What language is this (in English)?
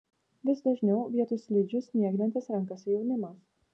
Lithuanian